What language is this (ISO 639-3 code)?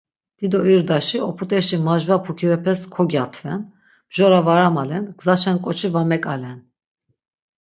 lzz